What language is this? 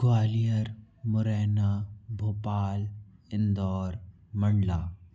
Hindi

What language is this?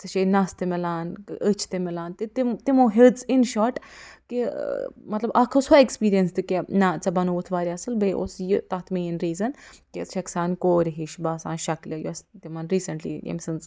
Kashmiri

